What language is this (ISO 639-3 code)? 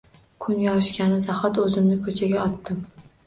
uzb